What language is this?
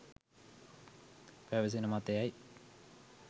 Sinhala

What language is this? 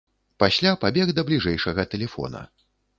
Belarusian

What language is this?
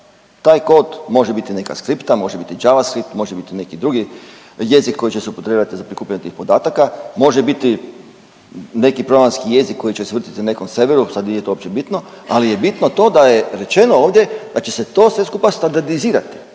Croatian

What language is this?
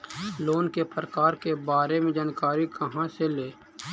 Magahi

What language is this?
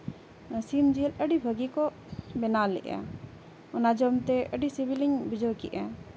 Santali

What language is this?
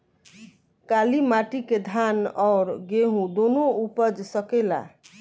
Bhojpuri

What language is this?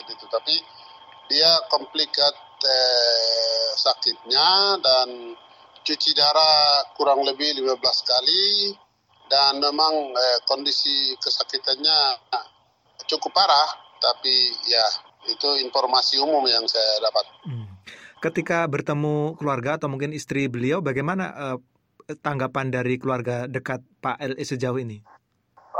Indonesian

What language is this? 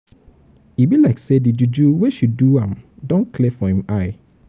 Nigerian Pidgin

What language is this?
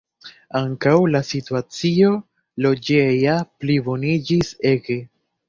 Esperanto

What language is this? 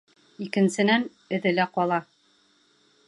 Bashkir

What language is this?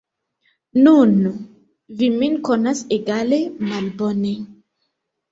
Esperanto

